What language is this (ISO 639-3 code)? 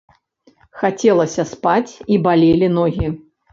bel